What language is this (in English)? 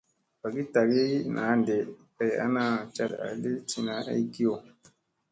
Musey